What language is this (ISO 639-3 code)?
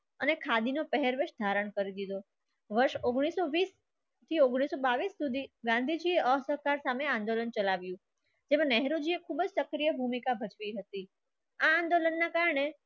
guj